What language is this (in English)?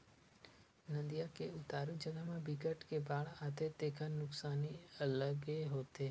Chhattisgarhi